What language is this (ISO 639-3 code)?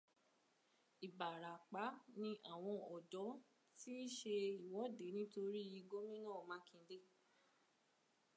yor